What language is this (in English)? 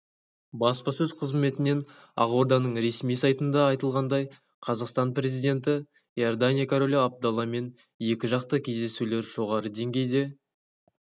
Kazakh